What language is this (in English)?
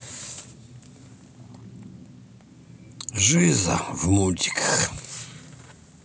Russian